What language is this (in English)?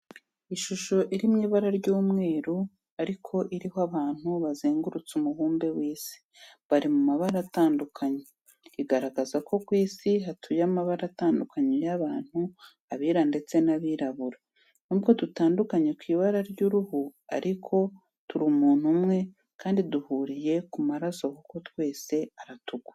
Kinyarwanda